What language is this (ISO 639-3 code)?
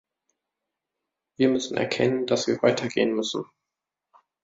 deu